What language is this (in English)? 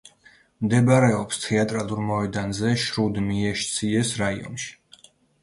Georgian